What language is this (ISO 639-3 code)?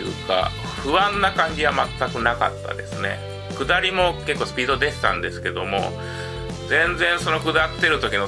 jpn